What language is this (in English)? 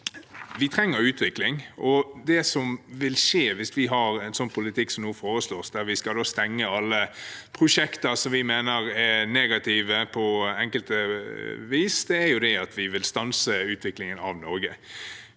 Norwegian